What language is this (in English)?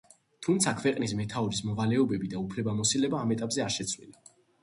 Georgian